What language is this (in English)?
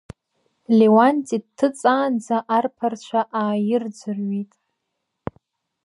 Abkhazian